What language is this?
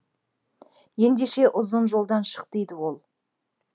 Kazakh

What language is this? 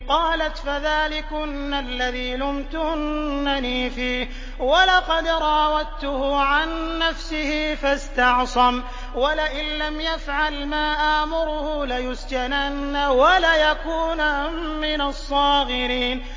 Arabic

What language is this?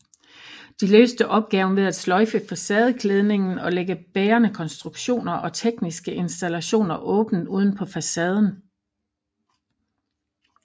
Danish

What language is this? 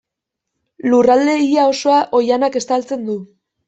Basque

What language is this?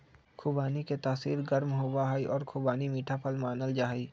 Magahi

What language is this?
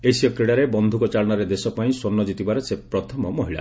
Odia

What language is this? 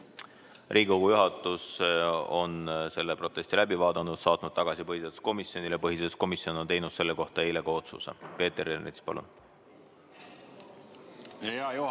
Estonian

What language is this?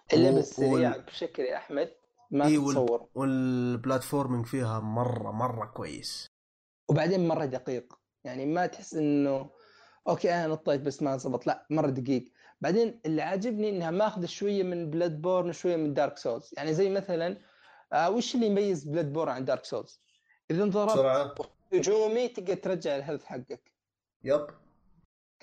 Arabic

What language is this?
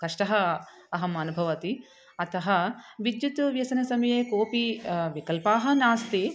Sanskrit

